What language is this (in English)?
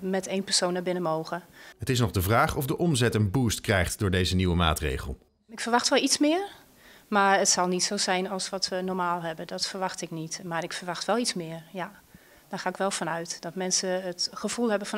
Dutch